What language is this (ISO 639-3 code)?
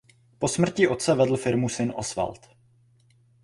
ces